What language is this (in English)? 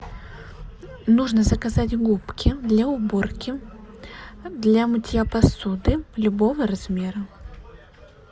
Russian